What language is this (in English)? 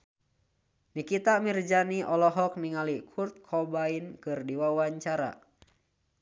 Sundanese